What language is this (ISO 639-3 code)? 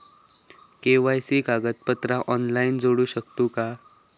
mar